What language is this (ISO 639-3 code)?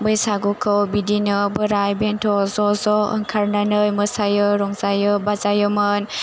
brx